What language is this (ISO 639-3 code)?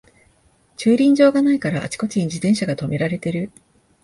jpn